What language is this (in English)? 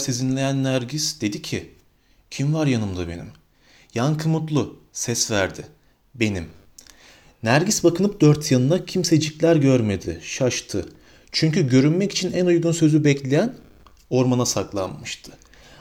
Turkish